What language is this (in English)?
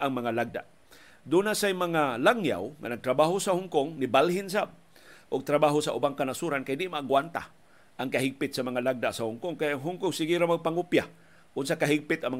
Filipino